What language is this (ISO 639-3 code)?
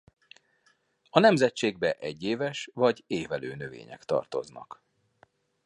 hun